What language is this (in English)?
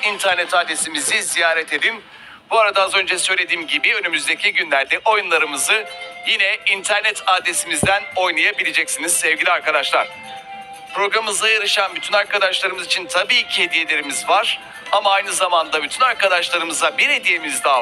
Turkish